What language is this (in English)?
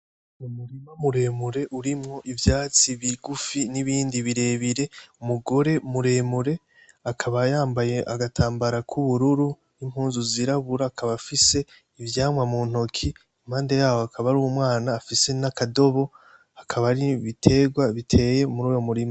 Rundi